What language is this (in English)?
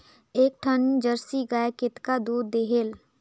Chhattisgarhi